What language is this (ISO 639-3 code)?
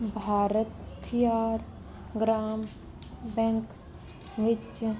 pan